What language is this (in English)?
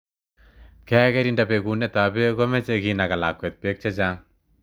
Kalenjin